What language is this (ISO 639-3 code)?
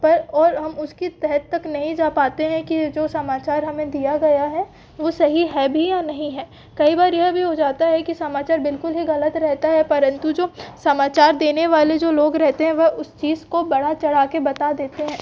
hin